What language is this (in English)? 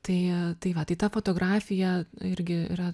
Lithuanian